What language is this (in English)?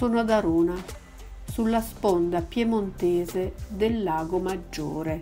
Italian